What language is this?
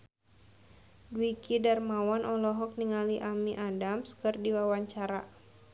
Sundanese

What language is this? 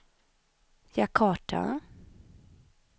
Swedish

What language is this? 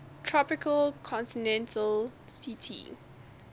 English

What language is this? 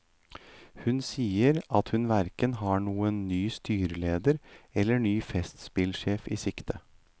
Norwegian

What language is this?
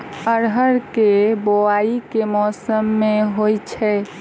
Maithili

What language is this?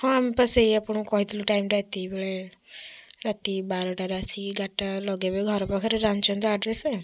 Odia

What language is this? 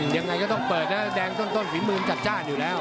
Thai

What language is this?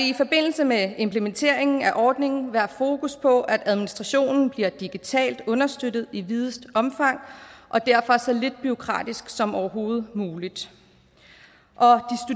Danish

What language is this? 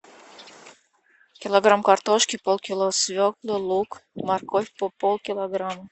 Russian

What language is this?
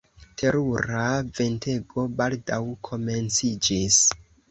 Esperanto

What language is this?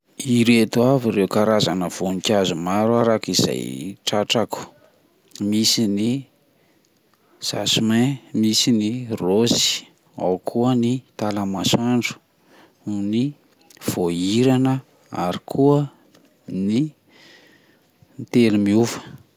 Malagasy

